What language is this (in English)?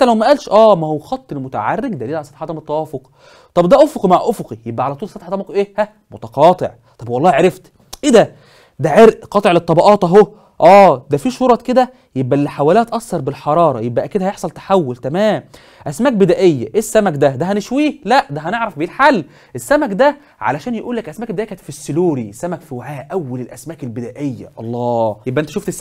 Arabic